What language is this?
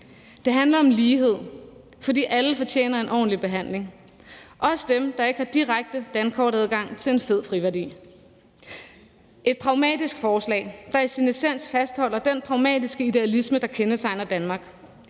Danish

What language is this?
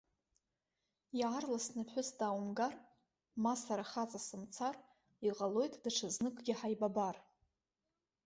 Abkhazian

